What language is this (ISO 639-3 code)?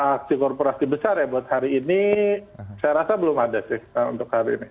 ind